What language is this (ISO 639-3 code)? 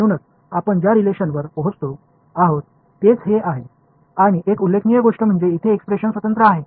mar